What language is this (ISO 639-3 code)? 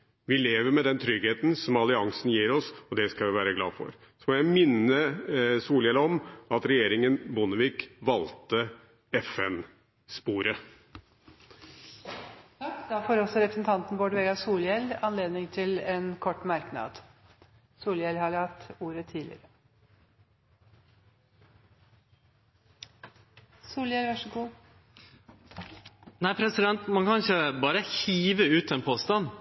nor